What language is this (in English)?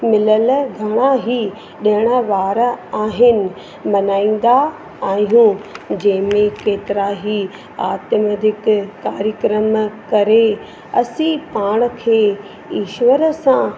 Sindhi